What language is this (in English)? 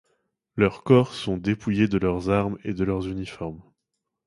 French